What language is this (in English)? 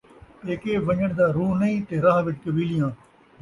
Saraiki